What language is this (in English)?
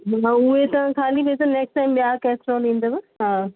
Sindhi